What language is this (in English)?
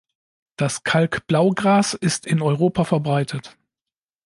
German